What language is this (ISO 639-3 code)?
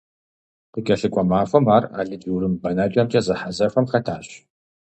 kbd